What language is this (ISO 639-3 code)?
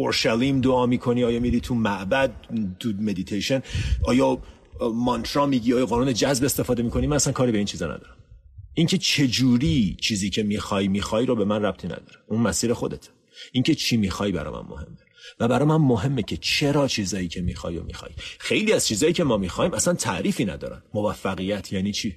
fas